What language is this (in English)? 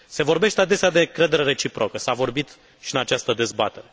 Romanian